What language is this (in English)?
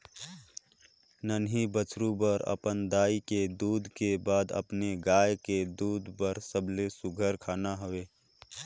Chhattisgarhi